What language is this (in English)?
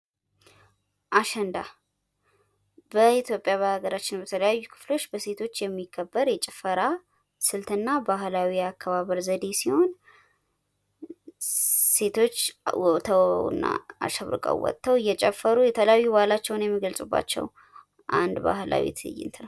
Amharic